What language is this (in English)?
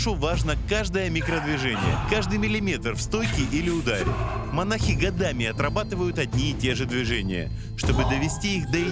Russian